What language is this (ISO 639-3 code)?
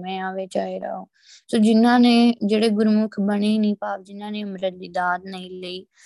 pan